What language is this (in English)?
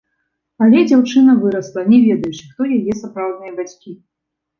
Belarusian